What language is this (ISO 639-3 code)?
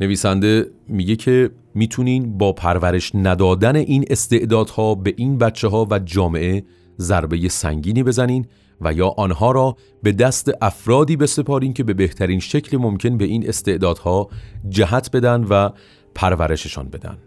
fas